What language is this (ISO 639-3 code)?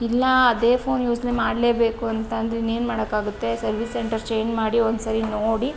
kan